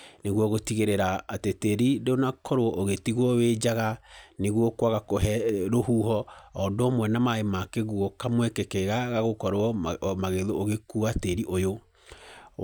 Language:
Kikuyu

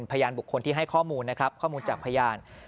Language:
Thai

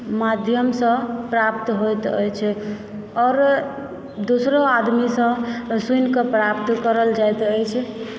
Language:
Maithili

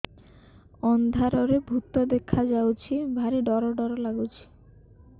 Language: Odia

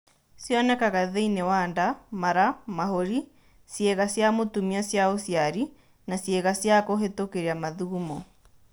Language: Kikuyu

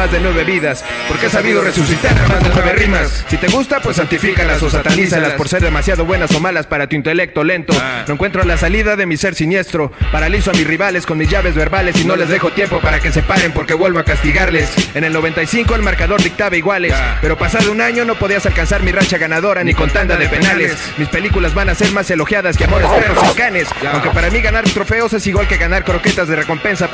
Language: Spanish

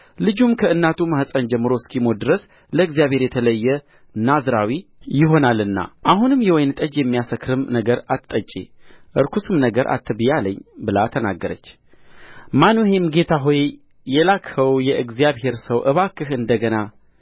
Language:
Amharic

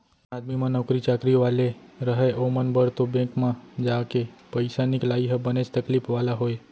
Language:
Chhattisgarhi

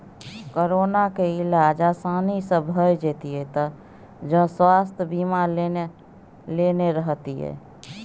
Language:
Maithili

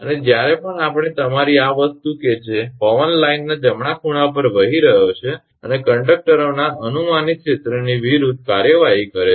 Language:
Gujarati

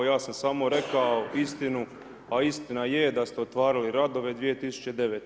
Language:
Croatian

